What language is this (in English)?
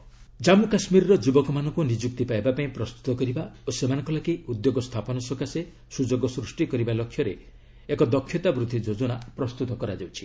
Odia